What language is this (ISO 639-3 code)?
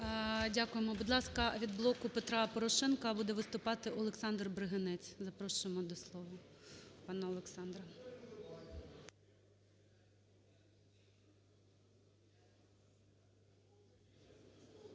ukr